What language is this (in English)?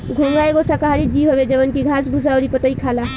Bhojpuri